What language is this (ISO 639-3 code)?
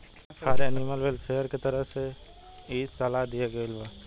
bho